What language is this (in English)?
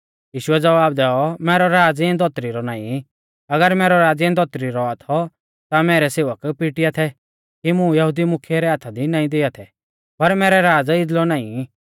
Mahasu Pahari